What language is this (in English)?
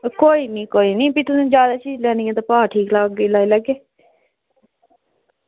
Dogri